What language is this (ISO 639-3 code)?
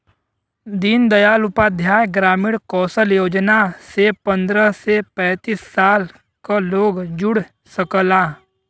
bho